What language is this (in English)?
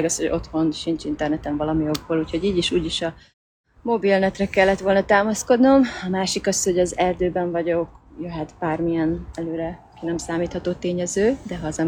Hungarian